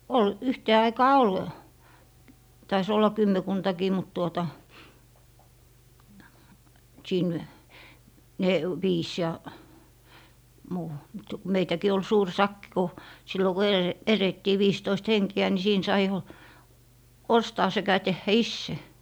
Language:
Finnish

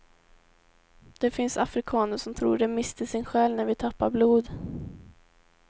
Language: Swedish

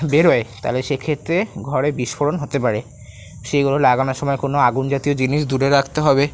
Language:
Bangla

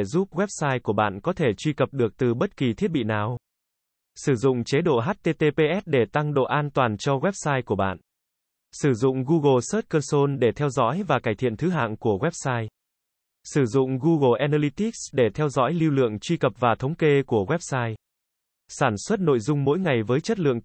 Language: Vietnamese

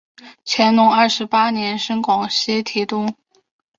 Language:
Chinese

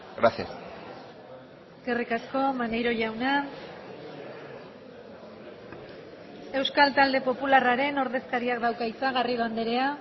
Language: Basque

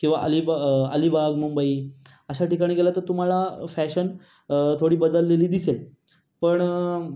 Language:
Marathi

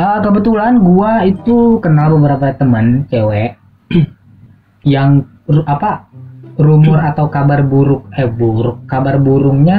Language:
Indonesian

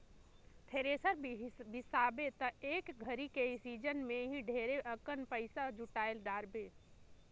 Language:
Chhattisgarhi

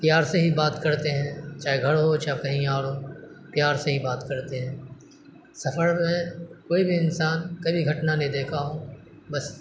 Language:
Urdu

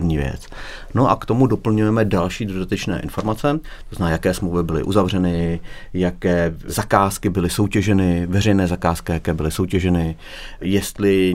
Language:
Czech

